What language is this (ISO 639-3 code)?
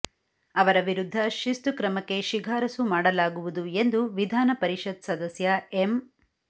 kan